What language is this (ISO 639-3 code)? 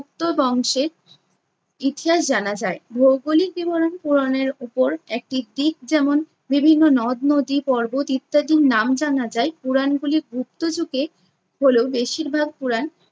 ben